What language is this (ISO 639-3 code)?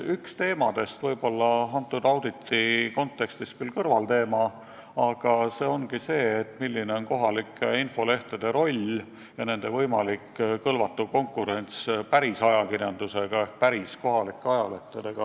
est